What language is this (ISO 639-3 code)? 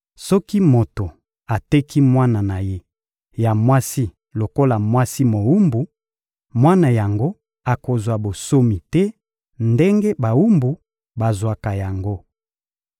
lin